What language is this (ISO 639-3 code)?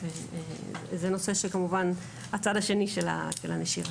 heb